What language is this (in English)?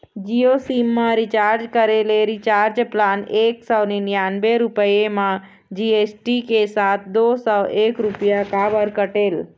Chhattisgarhi